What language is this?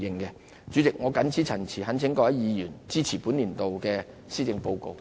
Cantonese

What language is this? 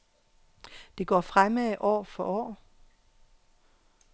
Danish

